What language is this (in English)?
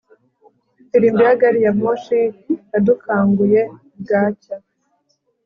Kinyarwanda